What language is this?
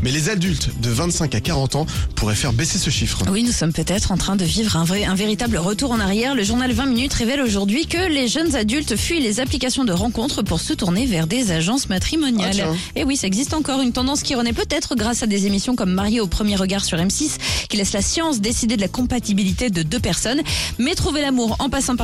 French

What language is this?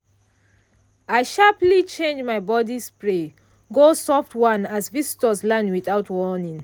Nigerian Pidgin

